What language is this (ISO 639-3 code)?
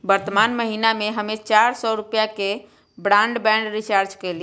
mag